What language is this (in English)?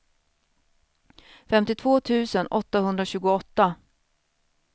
Swedish